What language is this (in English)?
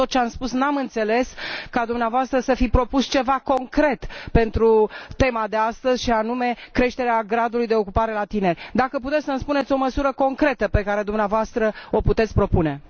Romanian